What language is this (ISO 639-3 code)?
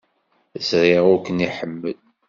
kab